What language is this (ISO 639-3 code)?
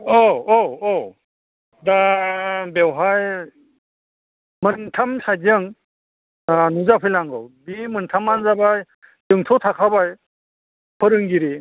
brx